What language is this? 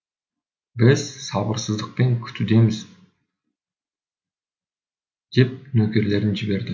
Kazakh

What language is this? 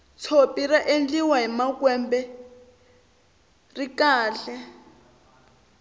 Tsonga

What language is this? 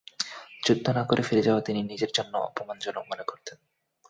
Bangla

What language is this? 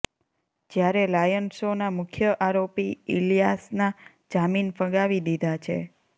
Gujarati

